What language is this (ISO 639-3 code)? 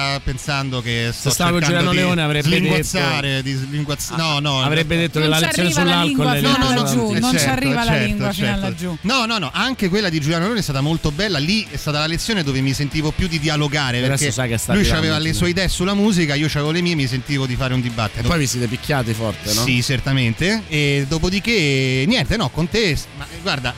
ita